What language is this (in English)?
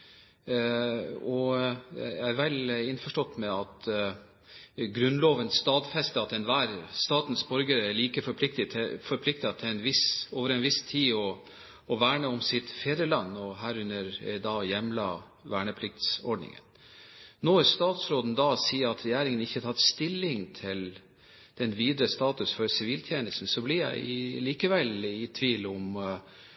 Norwegian Bokmål